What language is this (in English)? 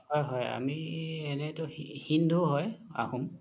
Assamese